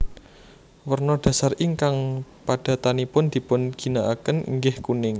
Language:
Javanese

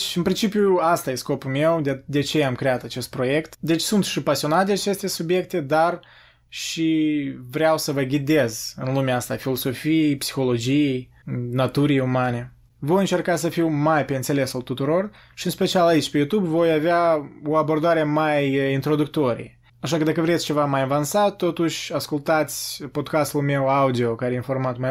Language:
Romanian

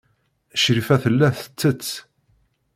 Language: Kabyle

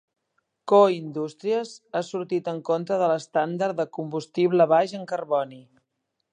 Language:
Catalan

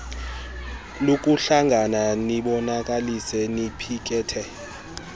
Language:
Xhosa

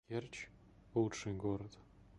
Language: Russian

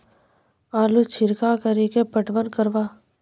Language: Maithili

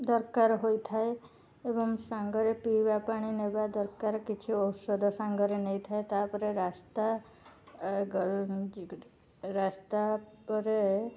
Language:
Odia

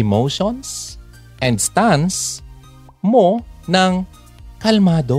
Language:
Filipino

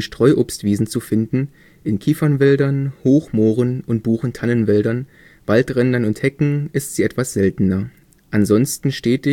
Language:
German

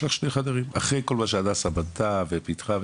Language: Hebrew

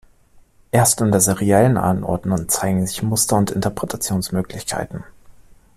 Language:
German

